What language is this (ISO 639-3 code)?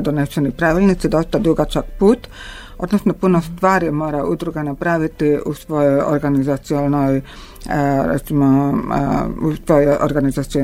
hrv